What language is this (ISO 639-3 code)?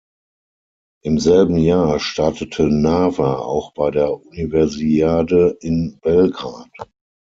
deu